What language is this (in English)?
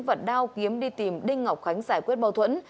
Vietnamese